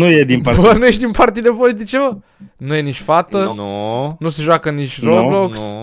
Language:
Romanian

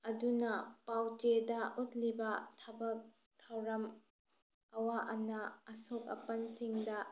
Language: Manipuri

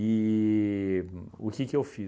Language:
Portuguese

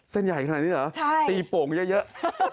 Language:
Thai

